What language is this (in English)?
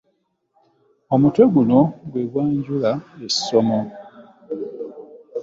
Ganda